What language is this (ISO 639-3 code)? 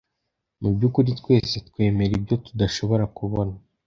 kin